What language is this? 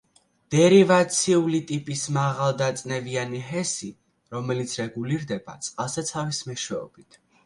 Georgian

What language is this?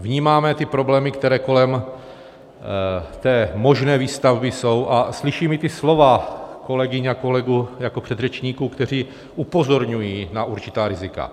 Czech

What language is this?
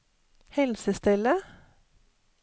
Norwegian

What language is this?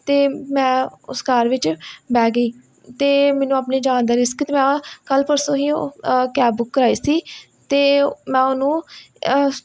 Punjabi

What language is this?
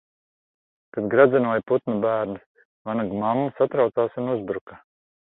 Latvian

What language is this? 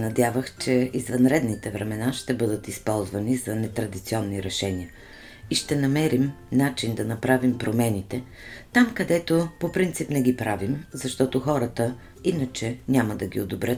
Bulgarian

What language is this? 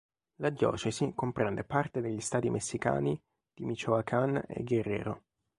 Italian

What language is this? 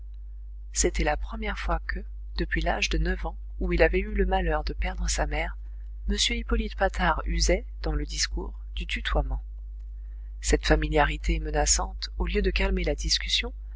French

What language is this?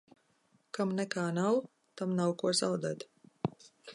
Latvian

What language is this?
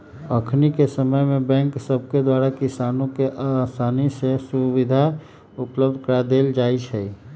Magahi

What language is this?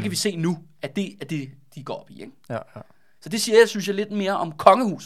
Danish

